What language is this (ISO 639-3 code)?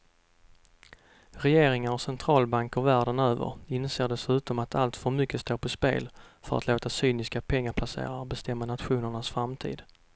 swe